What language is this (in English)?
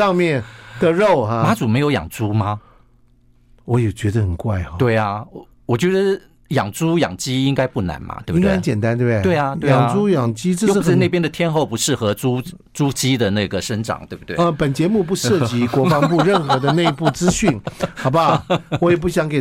Chinese